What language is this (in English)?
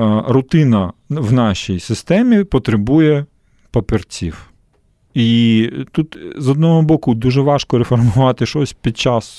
Ukrainian